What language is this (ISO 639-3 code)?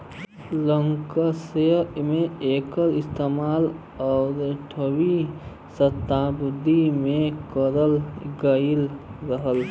bho